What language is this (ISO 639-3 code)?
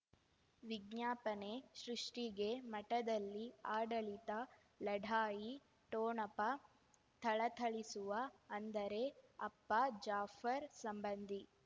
kan